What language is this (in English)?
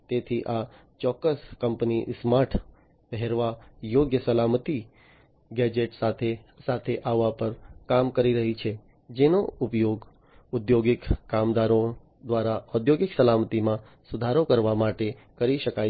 Gujarati